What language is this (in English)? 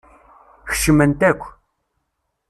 Kabyle